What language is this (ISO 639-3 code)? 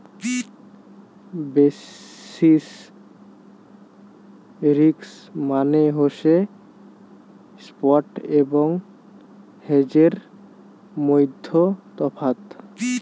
ben